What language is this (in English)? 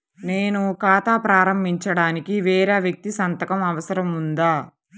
Telugu